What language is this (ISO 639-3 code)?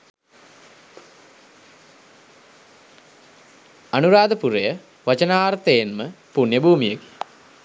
sin